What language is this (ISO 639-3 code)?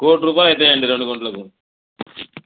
tel